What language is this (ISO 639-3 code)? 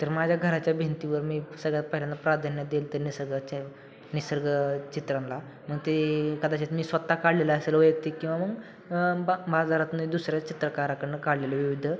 mar